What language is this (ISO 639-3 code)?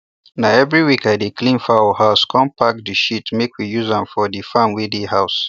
pcm